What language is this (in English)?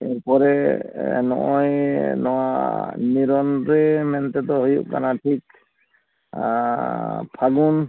Santali